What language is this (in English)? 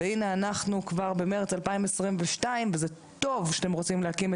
Hebrew